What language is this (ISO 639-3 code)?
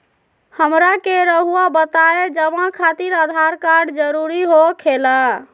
mag